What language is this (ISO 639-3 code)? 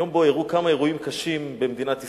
heb